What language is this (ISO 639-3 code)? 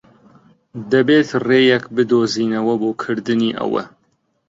ckb